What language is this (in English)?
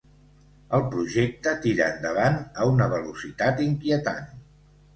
Catalan